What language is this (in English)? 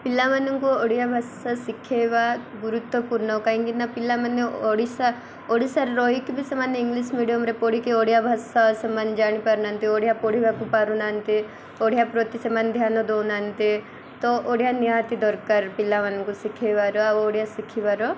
Odia